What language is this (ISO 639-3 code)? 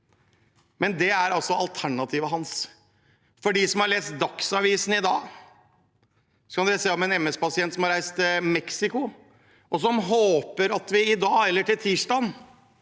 nor